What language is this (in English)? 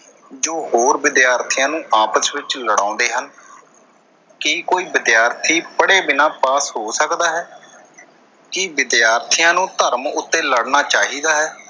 Punjabi